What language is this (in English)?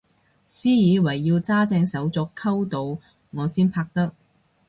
Cantonese